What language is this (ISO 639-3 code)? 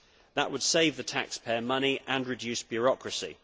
eng